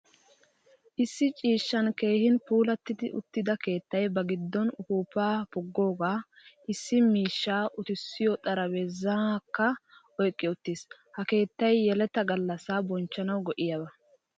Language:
Wolaytta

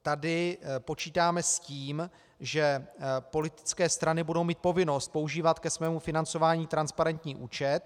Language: Czech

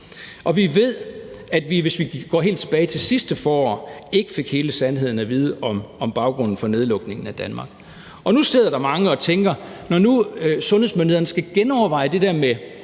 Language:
Danish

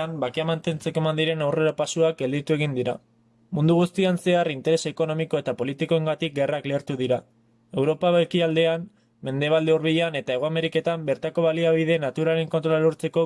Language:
Spanish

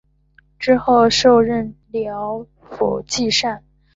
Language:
Chinese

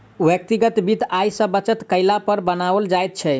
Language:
Maithili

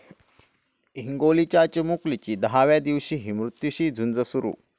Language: Marathi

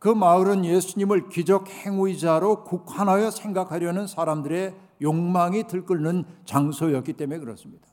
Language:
Korean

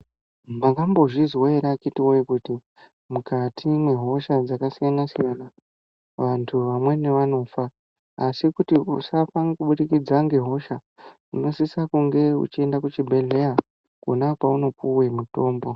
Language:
Ndau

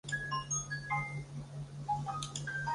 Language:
Chinese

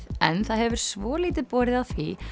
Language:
Icelandic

